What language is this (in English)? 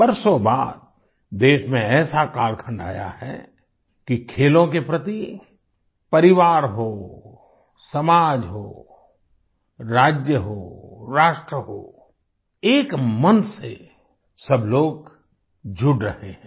Hindi